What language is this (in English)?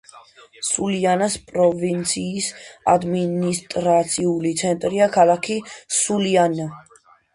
Georgian